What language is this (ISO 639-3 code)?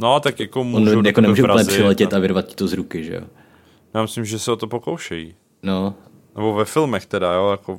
ces